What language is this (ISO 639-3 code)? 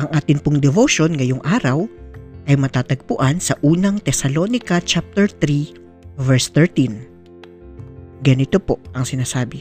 fil